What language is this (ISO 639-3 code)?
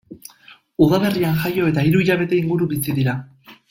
eus